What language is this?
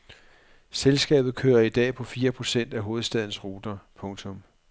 Danish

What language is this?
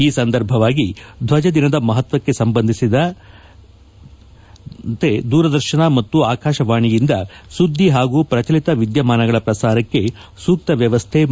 Kannada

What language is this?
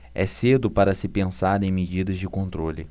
Portuguese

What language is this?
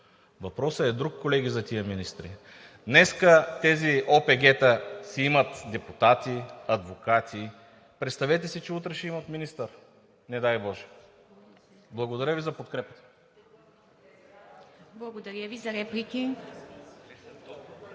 Bulgarian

